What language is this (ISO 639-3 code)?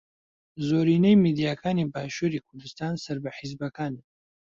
ckb